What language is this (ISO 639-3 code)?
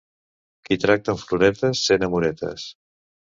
cat